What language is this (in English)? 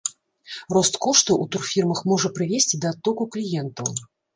Belarusian